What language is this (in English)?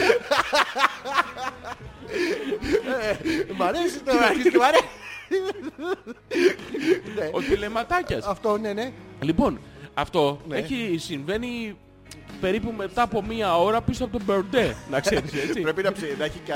Greek